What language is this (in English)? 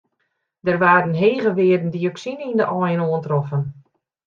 Western Frisian